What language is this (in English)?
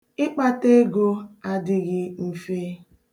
Igbo